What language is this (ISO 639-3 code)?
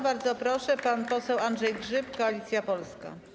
pol